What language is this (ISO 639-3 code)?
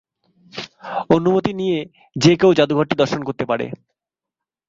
ben